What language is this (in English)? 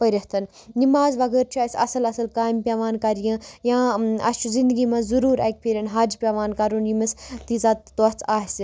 Kashmiri